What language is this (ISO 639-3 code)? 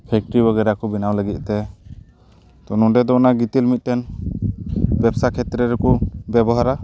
sat